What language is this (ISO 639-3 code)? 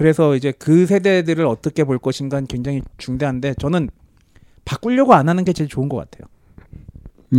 kor